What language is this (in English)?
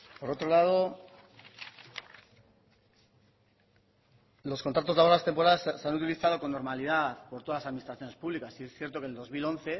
Spanish